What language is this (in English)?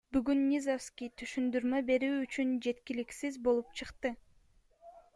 Kyrgyz